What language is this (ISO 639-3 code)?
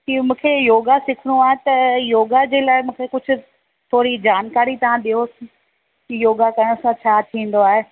snd